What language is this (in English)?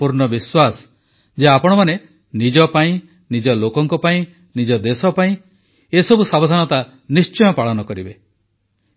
Odia